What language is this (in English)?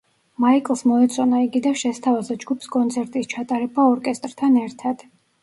Georgian